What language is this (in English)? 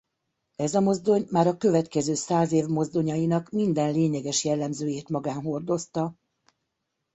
Hungarian